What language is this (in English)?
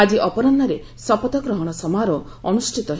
Odia